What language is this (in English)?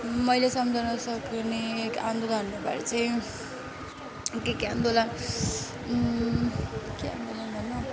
Nepali